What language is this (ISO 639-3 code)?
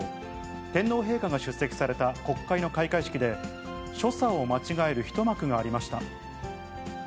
jpn